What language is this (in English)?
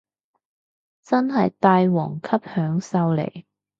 Cantonese